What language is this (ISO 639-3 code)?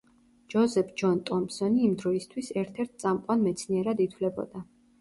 kat